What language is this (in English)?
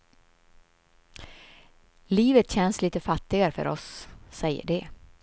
Swedish